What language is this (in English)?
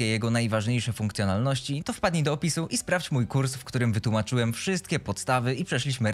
Polish